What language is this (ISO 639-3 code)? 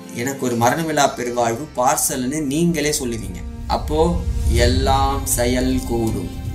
tam